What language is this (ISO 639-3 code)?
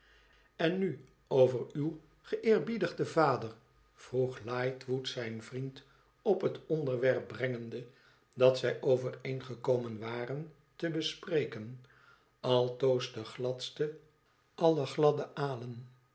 nld